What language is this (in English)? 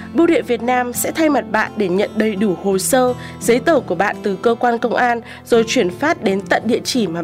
Vietnamese